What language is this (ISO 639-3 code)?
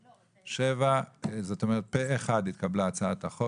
heb